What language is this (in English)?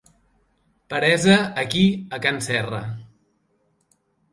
Catalan